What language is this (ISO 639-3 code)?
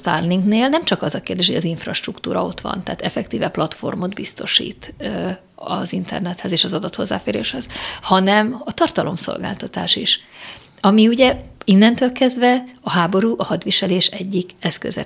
hun